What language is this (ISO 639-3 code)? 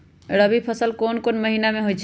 mag